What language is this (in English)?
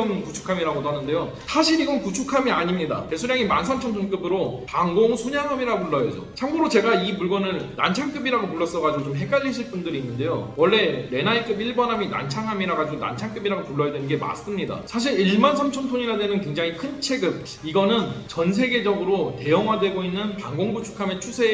Korean